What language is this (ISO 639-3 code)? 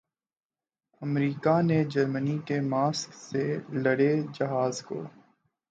urd